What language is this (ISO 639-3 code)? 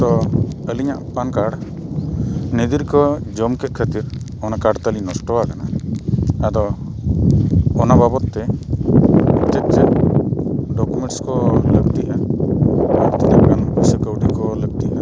sat